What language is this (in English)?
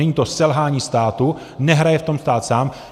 Czech